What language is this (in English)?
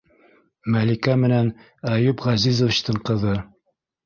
Bashkir